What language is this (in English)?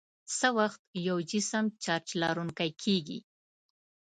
Pashto